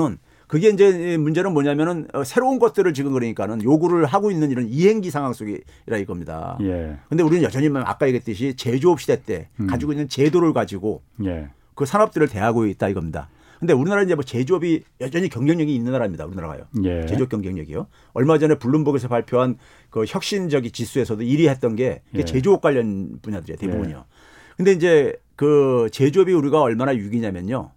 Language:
Korean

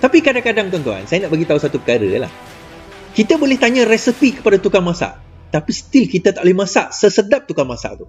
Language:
Malay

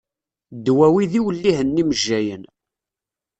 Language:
Kabyle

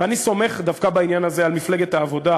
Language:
Hebrew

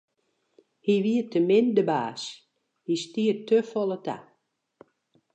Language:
Western Frisian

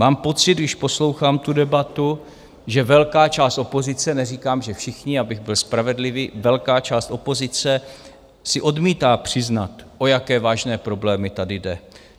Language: Czech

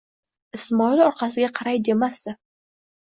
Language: Uzbek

